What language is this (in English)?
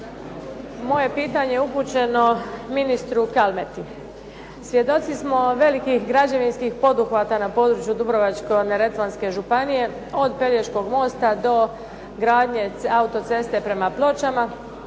Croatian